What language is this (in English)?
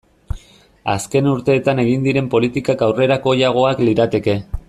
Basque